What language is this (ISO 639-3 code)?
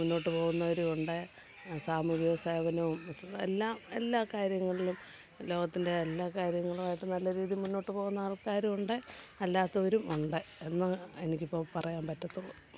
mal